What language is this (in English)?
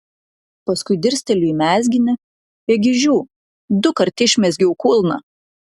Lithuanian